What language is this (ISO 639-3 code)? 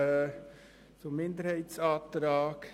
gsw